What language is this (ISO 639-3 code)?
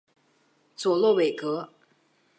zho